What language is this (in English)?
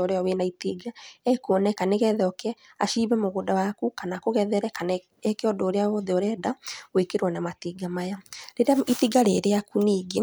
Kikuyu